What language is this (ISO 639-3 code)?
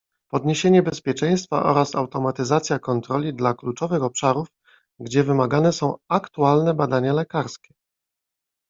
pol